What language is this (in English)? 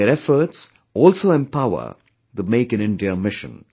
English